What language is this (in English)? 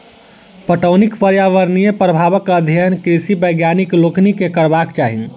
Maithili